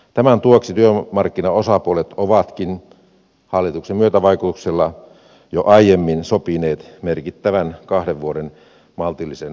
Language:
Finnish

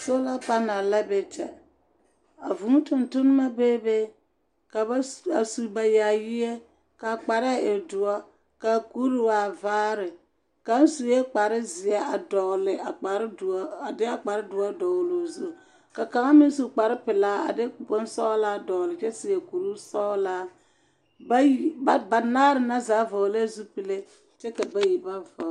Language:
Southern Dagaare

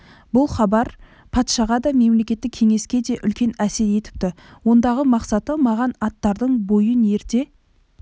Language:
Kazakh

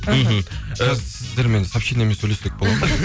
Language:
Kazakh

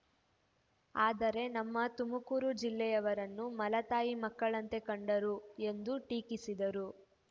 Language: Kannada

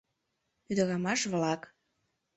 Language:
Mari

